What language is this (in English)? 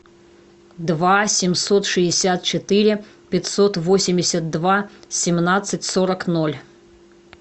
Russian